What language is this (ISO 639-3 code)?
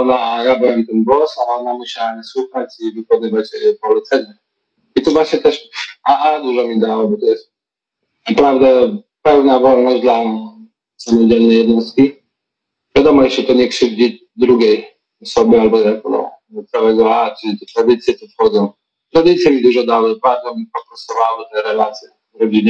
pol